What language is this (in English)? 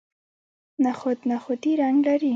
Pashto